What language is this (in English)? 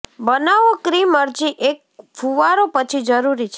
Gujarati